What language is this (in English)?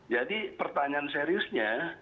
Indonesian